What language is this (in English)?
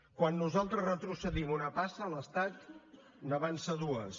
Catalan